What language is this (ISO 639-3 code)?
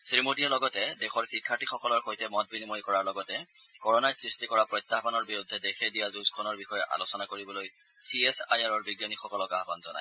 asm